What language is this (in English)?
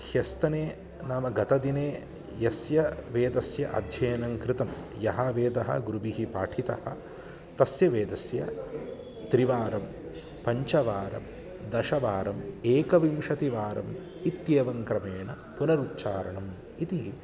Sanskrit